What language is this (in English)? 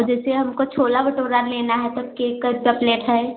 Hindi